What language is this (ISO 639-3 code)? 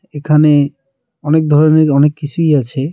ben